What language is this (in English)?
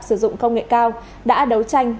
Vietnamese